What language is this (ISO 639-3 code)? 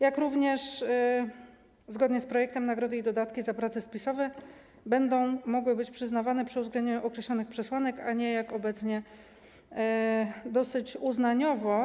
pol